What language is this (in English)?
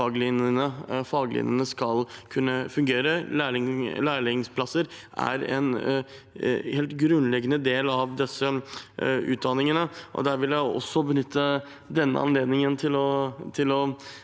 Norwegian